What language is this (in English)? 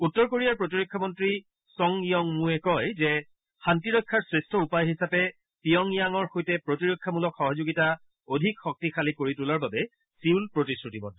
Assamese